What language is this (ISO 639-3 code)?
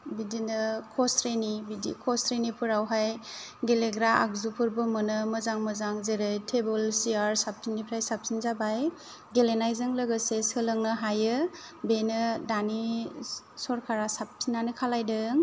brx